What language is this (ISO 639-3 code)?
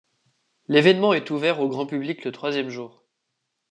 fra